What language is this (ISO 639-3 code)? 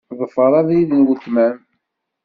kab